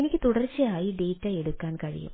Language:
Malayalam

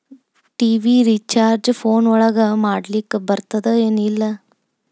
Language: Kannada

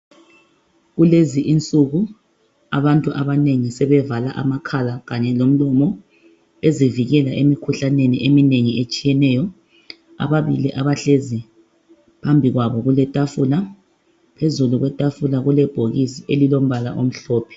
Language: North Ndebele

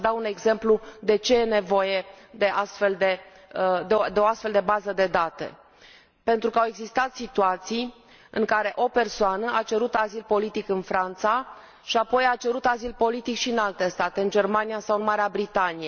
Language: Romanian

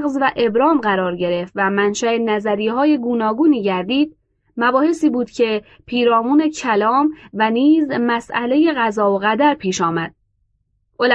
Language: Persian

